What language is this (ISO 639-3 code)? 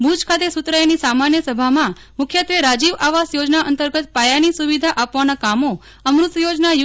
guj